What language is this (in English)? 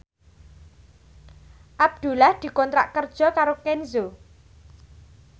Javanese